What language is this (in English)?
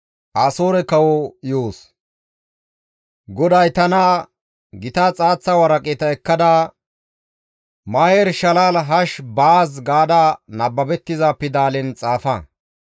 Gamo